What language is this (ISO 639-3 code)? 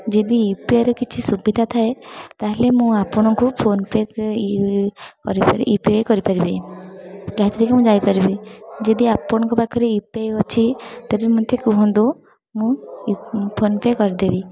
ori